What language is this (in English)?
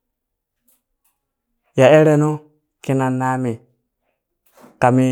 Burak